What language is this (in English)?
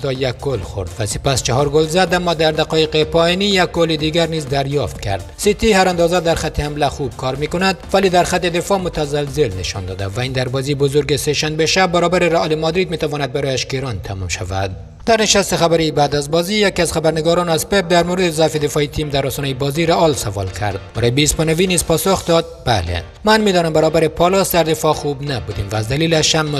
Persian